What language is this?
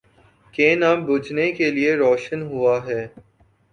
Urdu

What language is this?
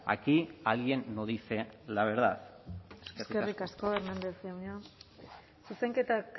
Basque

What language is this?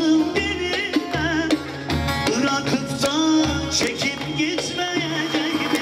Turkish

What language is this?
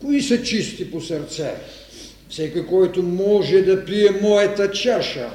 Bulgarian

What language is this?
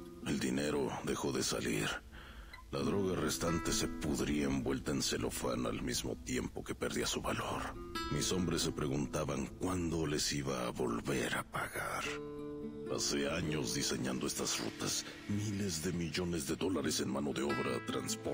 Spanish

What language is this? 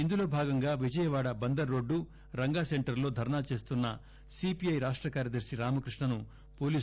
Telugu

